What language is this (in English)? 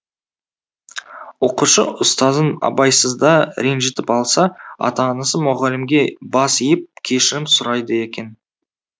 Kazakh